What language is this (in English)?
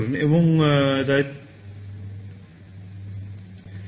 Bangla